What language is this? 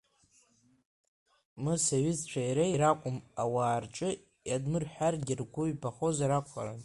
Abkhazian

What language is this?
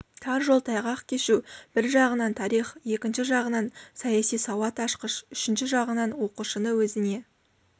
Kazakh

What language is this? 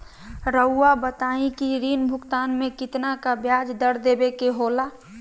Magahi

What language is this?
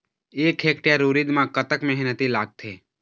Chhattisgarhi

